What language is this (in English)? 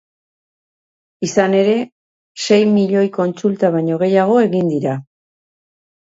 Basque